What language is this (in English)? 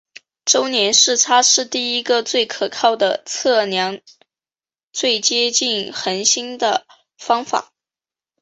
Chinese